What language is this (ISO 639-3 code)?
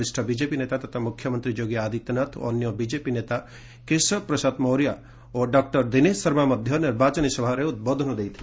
ori